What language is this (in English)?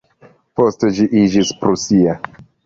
Esperanto